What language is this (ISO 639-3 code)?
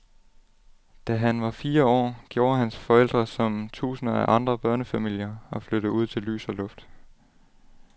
dan